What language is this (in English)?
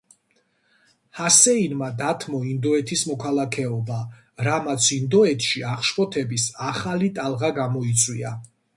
Georgian